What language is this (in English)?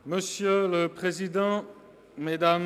Swiss German